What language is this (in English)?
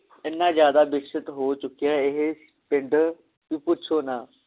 Punjabi